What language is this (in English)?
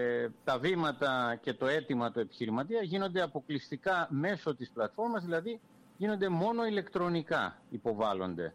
Greek